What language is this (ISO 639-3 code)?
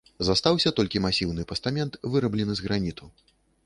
bel